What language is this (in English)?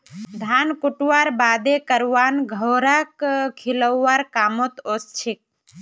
Magahi